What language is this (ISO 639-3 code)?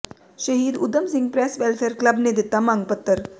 pan